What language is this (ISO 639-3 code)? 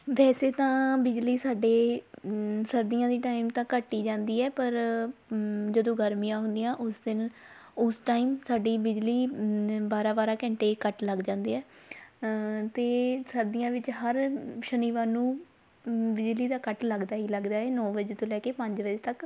pan